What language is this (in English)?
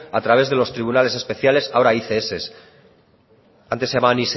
Spanish